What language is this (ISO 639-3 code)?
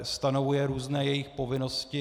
ces